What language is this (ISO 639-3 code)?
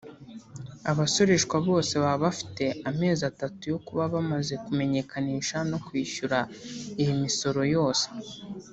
kin